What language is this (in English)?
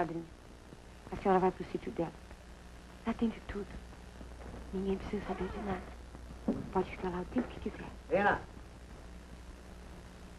Portuguese